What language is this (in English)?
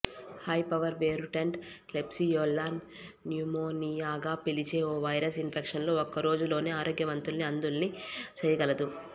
Telugu